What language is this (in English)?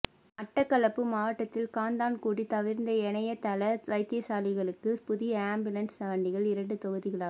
Tamil